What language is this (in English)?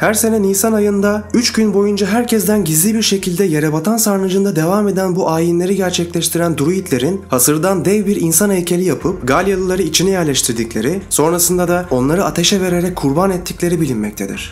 Turkish